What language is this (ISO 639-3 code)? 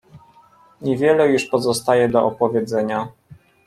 pol